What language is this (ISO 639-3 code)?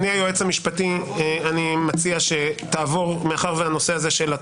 heb